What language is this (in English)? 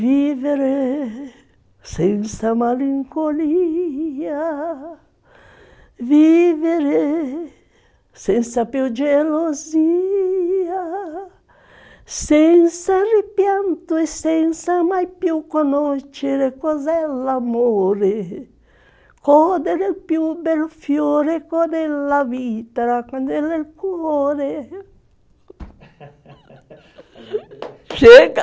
Portuguese